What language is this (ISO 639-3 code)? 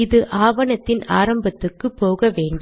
tam